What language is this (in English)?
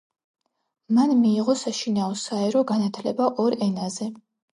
Georgian